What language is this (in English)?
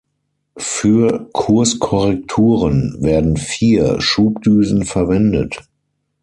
German